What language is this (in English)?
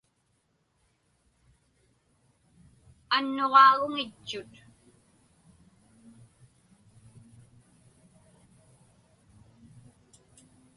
Inupiaq